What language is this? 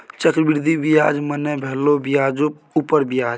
Maithili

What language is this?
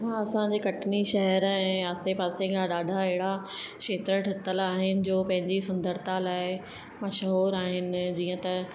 Sindhi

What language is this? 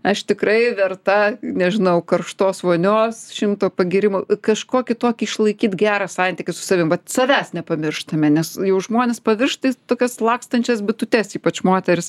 Lithuanian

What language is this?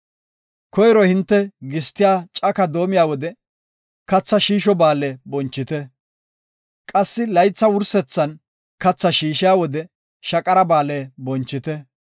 Gofa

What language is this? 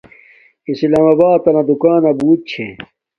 Domaaki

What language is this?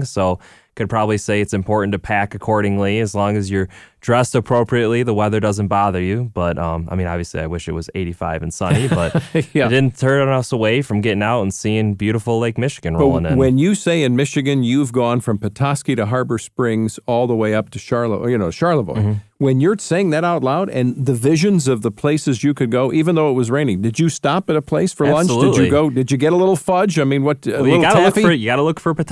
English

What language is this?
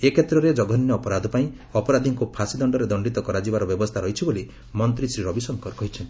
Odia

